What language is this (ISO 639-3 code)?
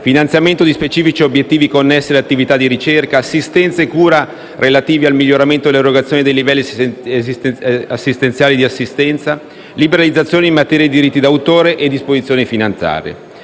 ita